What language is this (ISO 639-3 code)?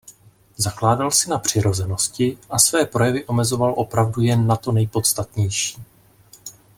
ces